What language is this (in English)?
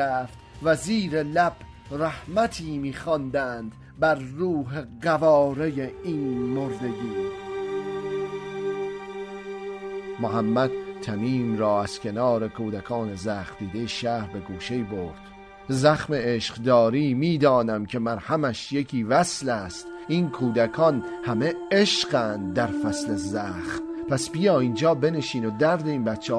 Persian